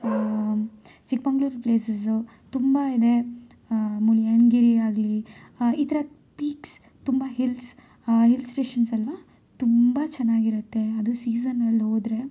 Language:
Kannada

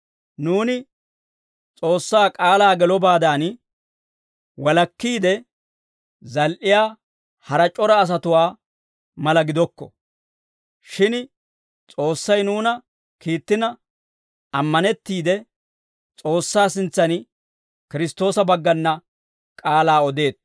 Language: Dawro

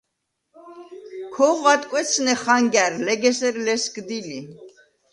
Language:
Svan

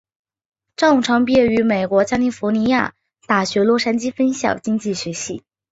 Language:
Chinese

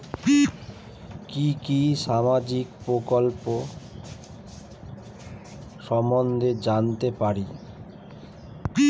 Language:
Bangla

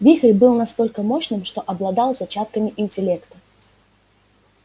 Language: Russian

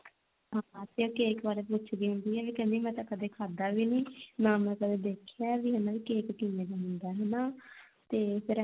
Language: Punjabi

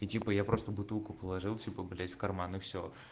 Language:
Russian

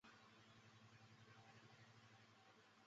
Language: Chinese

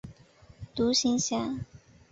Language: Chinese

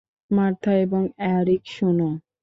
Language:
Bangla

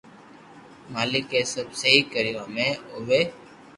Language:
Loarki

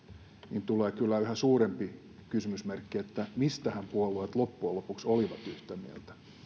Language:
Finnish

